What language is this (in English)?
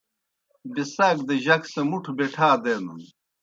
Kohistani Shina